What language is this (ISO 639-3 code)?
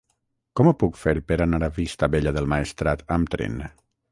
cat